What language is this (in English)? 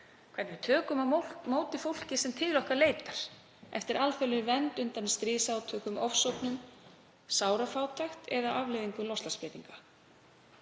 Icelandic